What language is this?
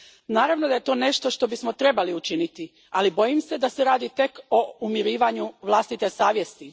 Croatian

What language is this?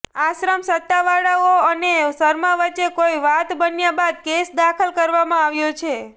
Gujarati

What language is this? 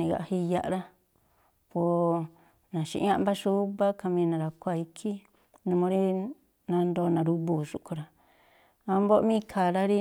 Tlacoapa Me'phaa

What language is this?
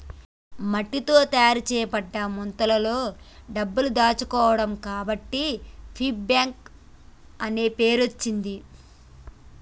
Telugu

